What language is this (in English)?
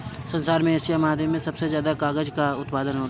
Bhojpuri